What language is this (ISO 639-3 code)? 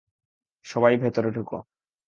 ben